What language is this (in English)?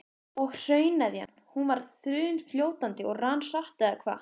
Icelandic